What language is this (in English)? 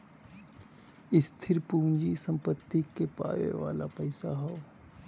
Bhojpuri